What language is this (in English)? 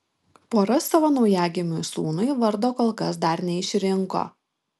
Lithuanian